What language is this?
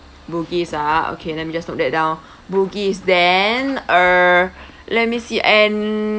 English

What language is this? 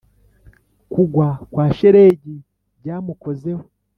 Kinyarwanda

